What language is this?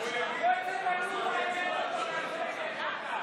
Hebrew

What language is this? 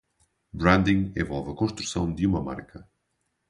Portuguese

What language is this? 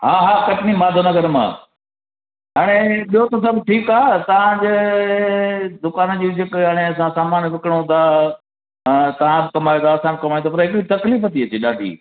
Sindhi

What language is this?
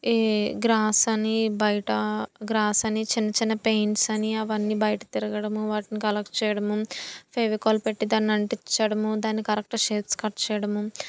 Telugu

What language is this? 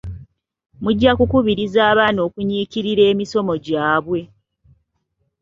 Ganda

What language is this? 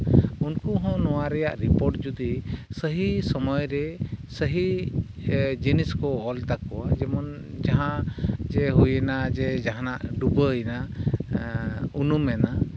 Santali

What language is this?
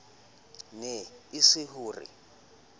Southern Sotho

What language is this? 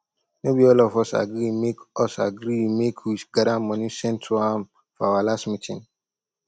Nigerian Pidgin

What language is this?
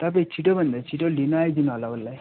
Nepali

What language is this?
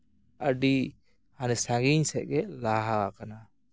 Santali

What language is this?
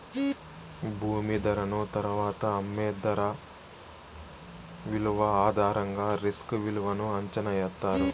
Telugu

